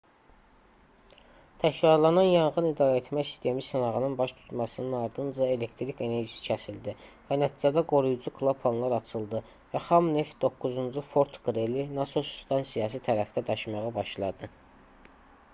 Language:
Azerbaijani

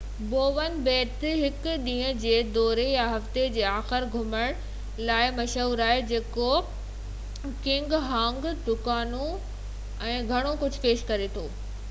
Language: Sindhi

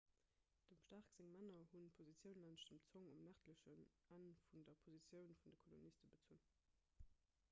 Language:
Luxembourgish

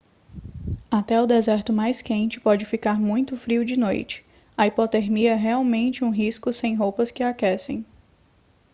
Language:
Portuguese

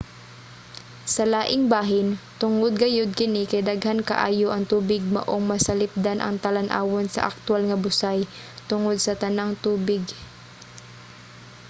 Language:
Cebuano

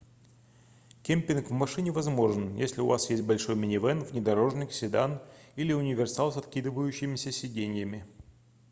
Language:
Russian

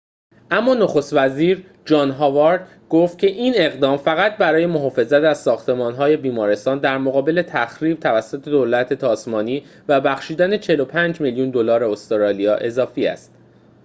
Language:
Persian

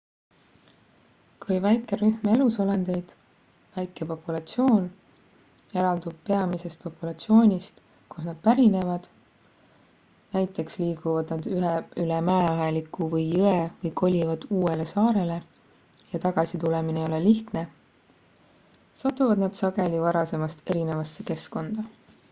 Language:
Estonian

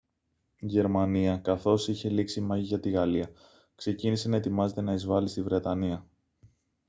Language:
Greek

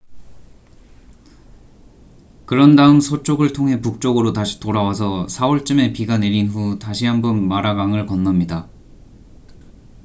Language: Korean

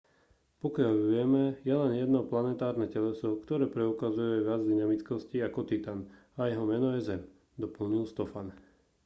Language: Slovak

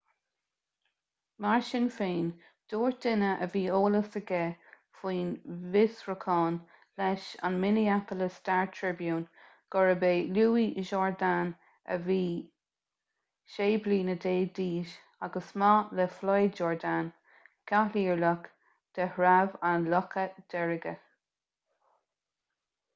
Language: Irish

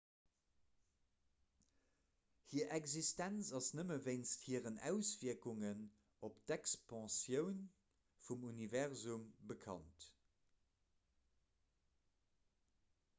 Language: Luxembourgish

